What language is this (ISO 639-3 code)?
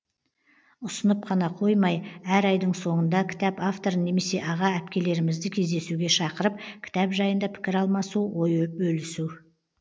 kaz